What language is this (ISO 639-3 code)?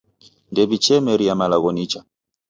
dav